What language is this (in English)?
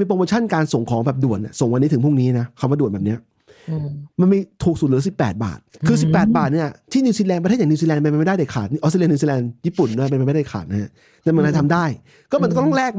Thai